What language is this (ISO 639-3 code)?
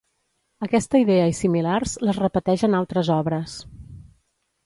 cat